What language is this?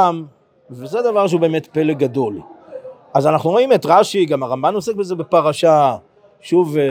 Hebrew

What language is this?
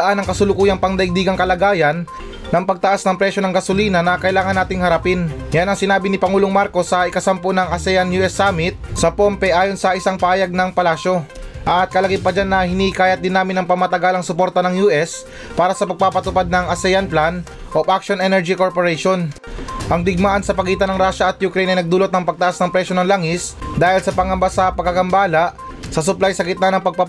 Filipino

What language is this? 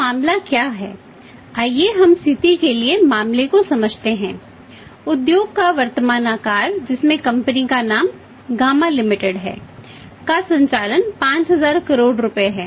Hindi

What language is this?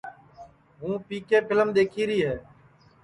Sansi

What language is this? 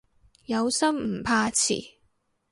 Cantonese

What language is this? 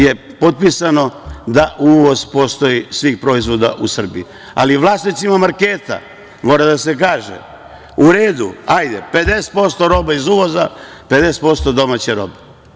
Serbian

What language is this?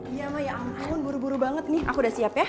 Indonesian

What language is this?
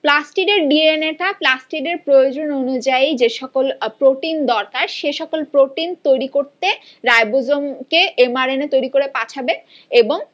Bangla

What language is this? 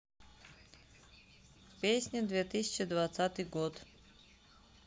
Russian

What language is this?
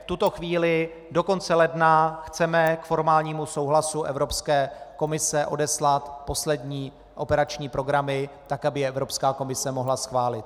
Czech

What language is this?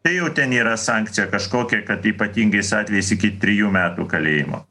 Lithuanian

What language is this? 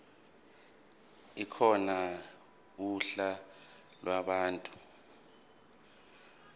Zulu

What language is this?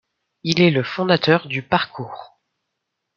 French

